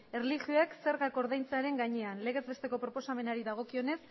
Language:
Basque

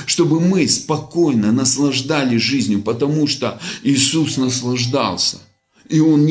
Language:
Russian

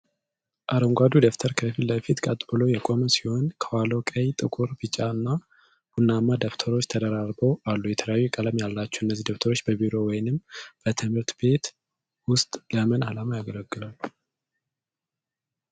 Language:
Amharic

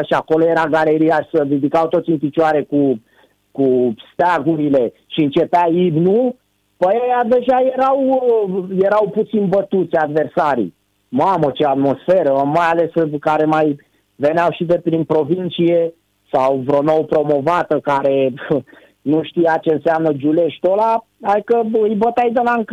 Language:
Romanian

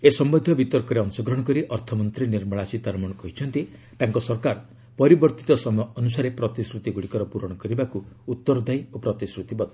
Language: Odia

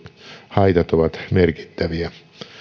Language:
Finnish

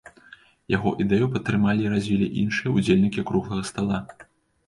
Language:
Belarusian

